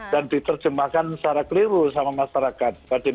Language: Indonesian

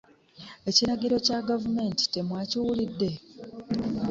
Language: Ganda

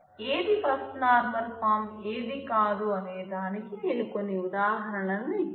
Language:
Telugu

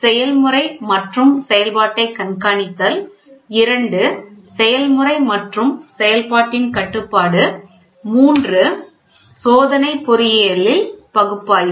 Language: Tamil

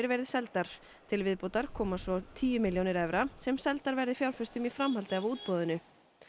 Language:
Icelandic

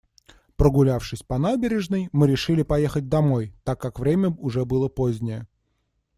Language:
Russian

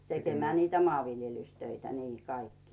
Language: Finnish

